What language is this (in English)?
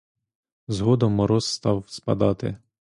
Ukrainian